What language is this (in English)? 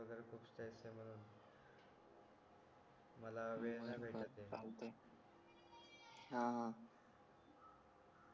Marathi